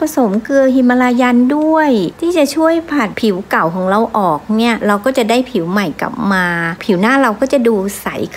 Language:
Thai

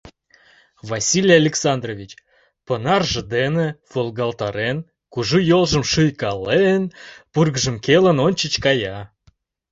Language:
Mari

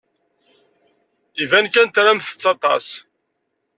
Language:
Kabyle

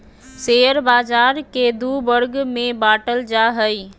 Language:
Magahi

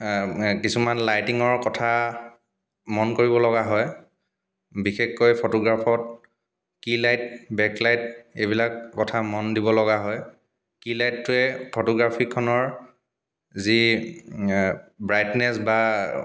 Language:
Assamese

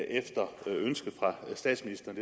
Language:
Danish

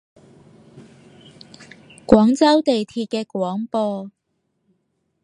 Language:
Cantonese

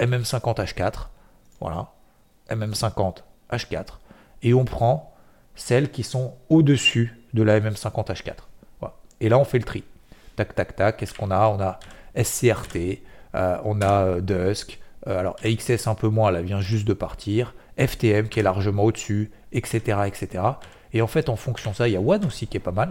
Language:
French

